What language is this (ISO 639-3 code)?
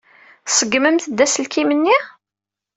kab